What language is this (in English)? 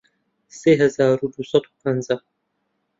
Central Kurdish